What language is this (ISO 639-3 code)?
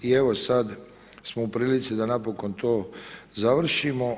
hrv